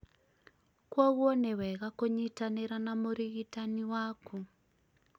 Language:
Kikuyu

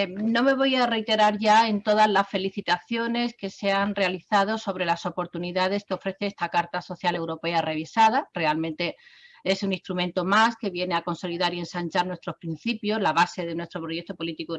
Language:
Spanish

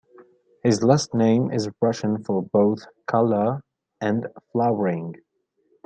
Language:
English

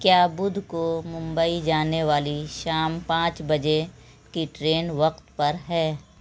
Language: Urdu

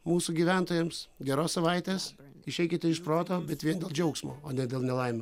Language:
Lithuanian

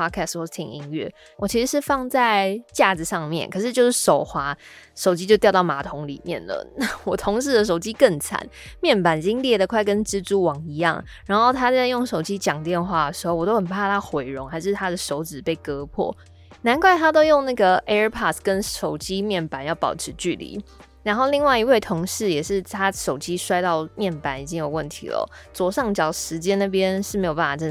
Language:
Chinese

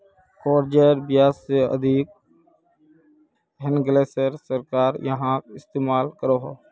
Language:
Magahi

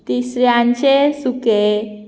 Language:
Konkani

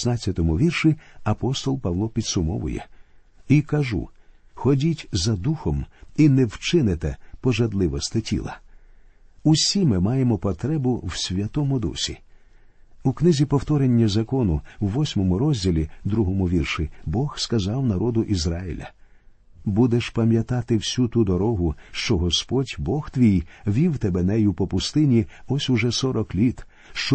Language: Ukrainian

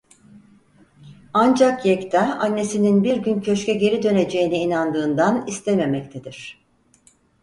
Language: Turkish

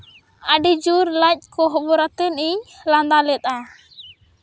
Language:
Santali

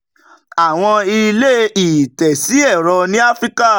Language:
Yoruba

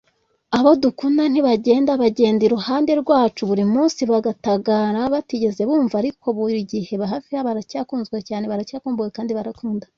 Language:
Kinyarwanda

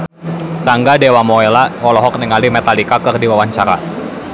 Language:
Sundanese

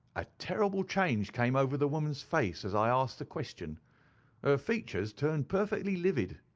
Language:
English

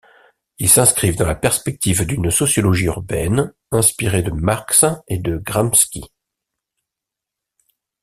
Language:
French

